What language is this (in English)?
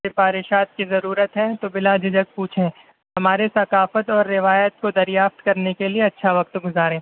Urdu